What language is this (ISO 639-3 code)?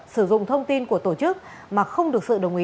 vie